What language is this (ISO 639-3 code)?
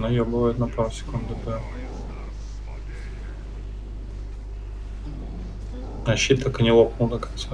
rus